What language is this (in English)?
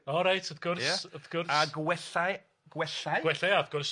Welsh